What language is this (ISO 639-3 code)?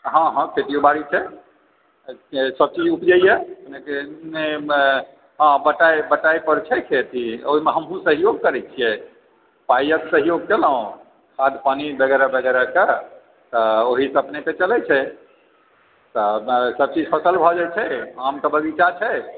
mai